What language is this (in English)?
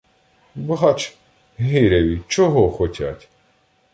Ukrainian